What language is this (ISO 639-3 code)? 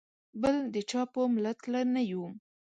pus